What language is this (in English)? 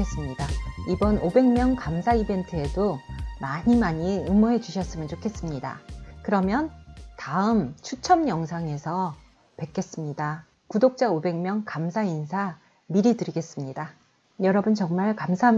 Korean